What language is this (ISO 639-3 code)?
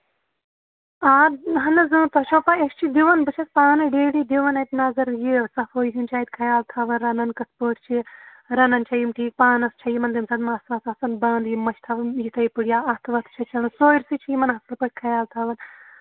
kas